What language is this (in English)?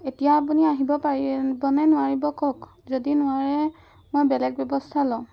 Assamese